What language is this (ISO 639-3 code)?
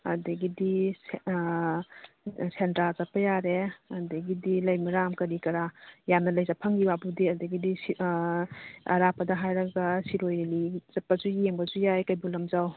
mni